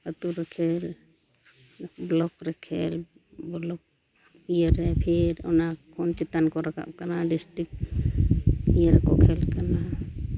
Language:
Santali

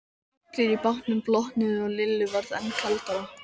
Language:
Icelandic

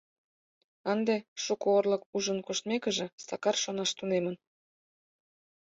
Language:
Mari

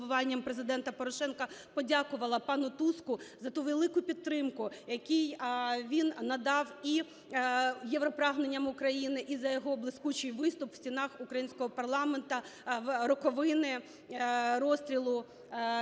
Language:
Ukrainian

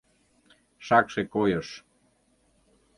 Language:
Mari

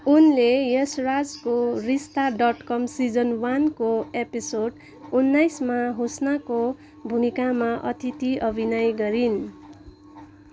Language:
Nepali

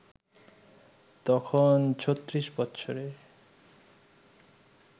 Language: Bangla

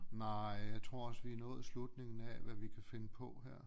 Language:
Danish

